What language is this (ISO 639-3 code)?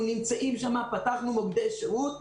heb